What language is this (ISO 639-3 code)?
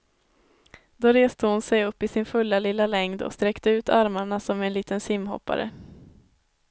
swe